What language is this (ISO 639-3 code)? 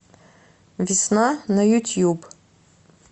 rus